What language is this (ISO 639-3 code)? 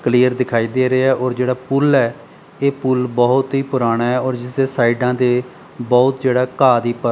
pan